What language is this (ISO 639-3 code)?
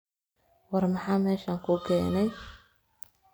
som